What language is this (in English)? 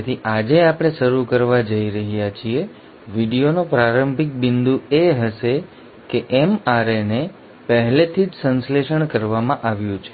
Gujarati